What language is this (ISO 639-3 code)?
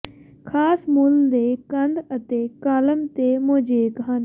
pan